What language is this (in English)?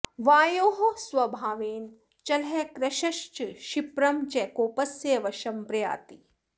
Sanskrit